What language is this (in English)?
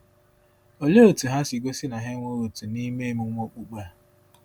Igbo